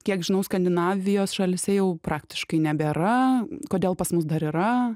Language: Lithuanian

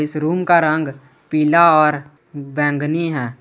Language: Hindi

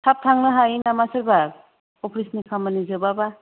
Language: Bodo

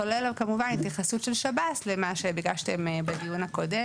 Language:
Hebrew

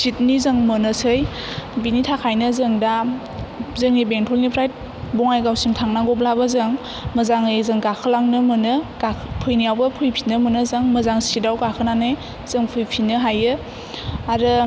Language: Bodo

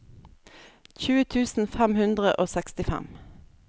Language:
Norwegian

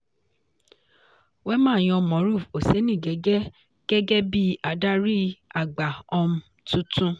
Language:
Yoruba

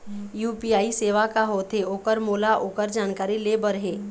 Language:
Chhattisgarhi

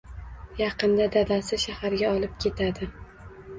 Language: Uzbek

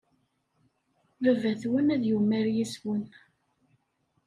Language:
Kabyle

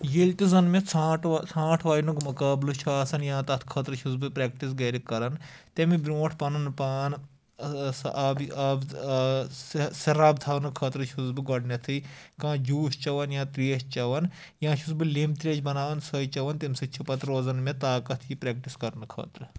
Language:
Kashmiri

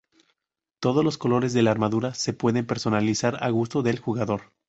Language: Spanish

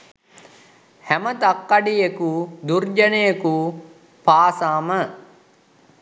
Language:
Sinhala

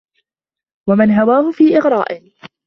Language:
Arabic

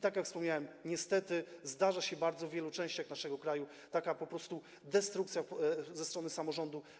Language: Polish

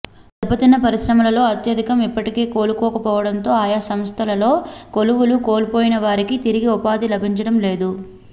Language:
Telugu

